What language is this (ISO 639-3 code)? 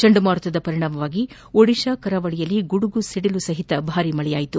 kan